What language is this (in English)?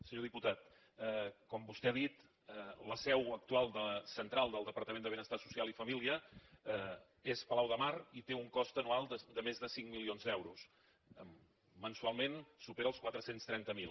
Catalan